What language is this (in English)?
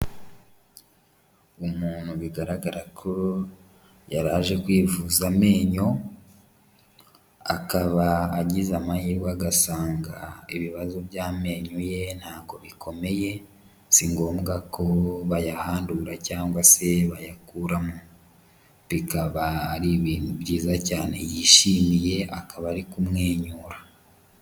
Kinyarwanda